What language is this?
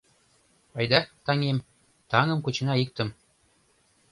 Mari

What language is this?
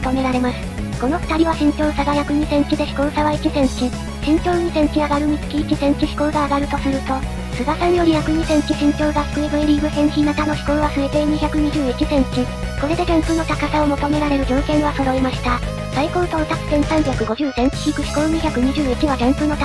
Japanese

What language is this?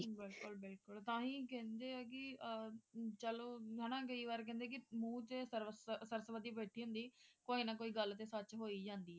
Punjabi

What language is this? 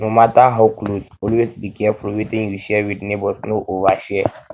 Nigerian Pidgin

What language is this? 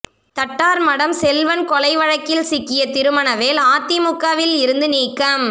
Tamil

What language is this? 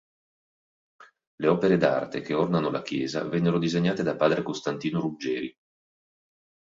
Italian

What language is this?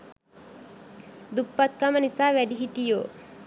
Sinhala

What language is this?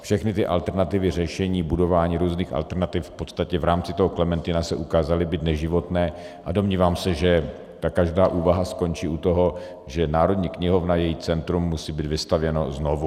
Czech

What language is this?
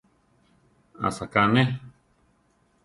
Central Tarahumara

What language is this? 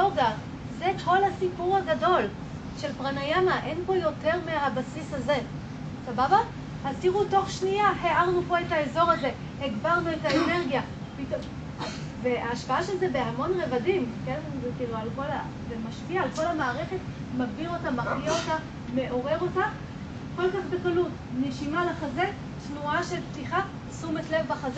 Hebrew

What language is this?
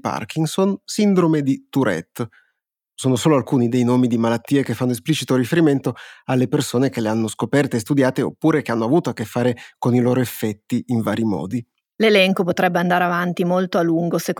Italian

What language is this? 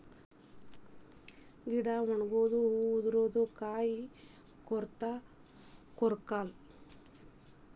Kannada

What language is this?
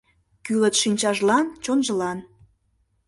Mari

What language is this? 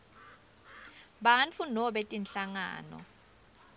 Swati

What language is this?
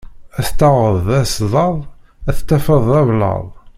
Kabyle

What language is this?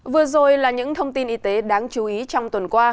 Vietnamese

